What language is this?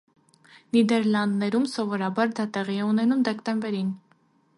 Armenian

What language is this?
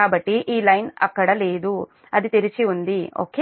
Telugu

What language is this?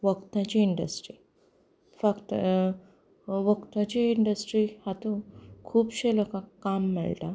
Konkani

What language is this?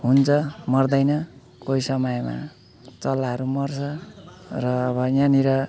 Nepali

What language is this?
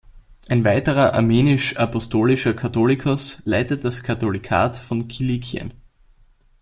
German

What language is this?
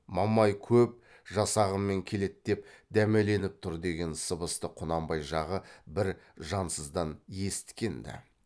Kazakh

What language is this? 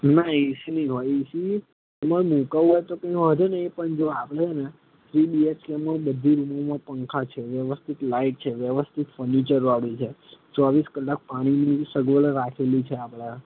Gujarati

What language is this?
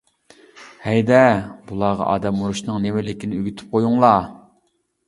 Uyghur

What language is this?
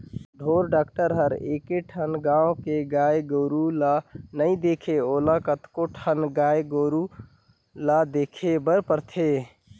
Chhattisgarhi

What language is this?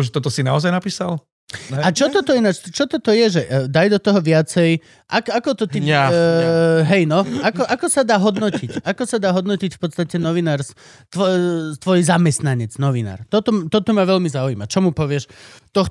Slovak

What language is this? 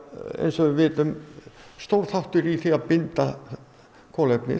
Icelandic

